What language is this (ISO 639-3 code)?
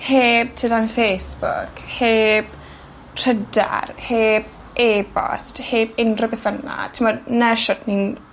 cym